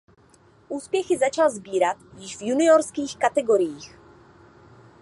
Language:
Czech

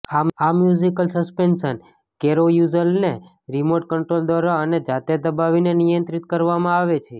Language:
Gujarati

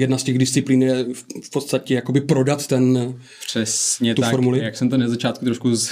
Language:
Czech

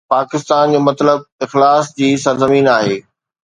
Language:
Sindhi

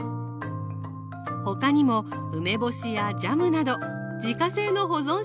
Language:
Japanese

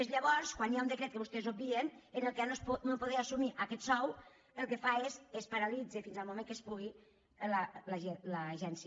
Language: Catalan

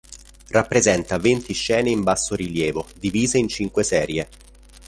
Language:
Italian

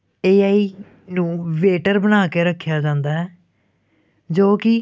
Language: Punjabi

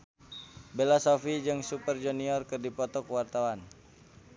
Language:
Sundanese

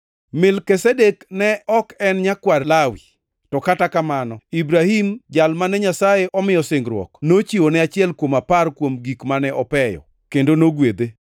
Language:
Luo (Kenya and Tanzania)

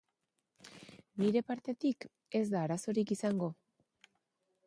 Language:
Basque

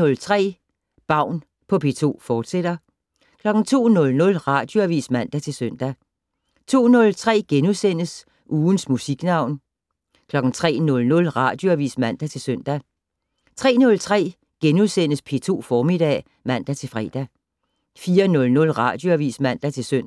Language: Danish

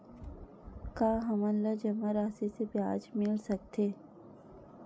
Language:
Chhattisgarhi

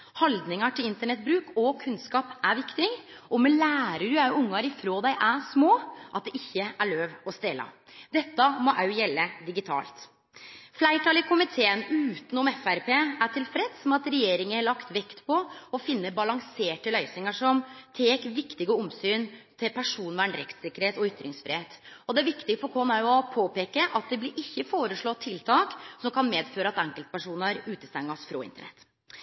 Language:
Norwegian Nynorsk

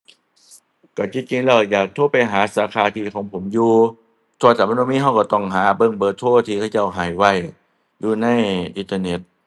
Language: Thai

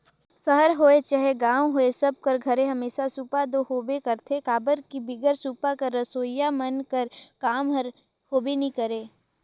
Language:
Chhattisgarhi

